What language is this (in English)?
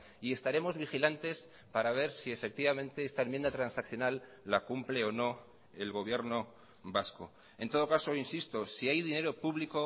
Spanish